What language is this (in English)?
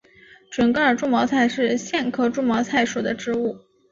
Chinese